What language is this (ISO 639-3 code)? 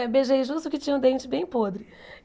por